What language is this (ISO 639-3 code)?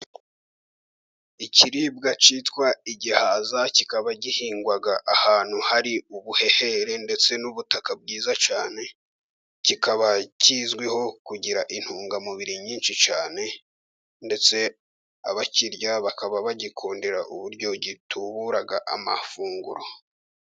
kin